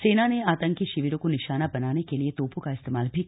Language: Hindi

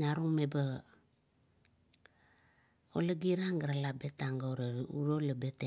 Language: Kuot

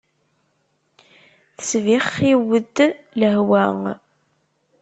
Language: Kabyle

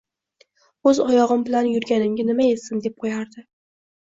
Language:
Uzbek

